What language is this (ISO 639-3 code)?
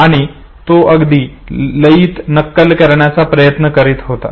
mar